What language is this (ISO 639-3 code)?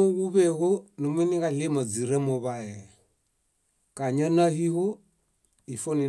bda